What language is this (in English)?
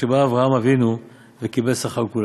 Hebrew